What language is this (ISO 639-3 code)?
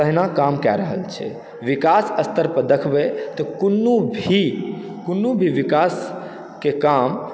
mai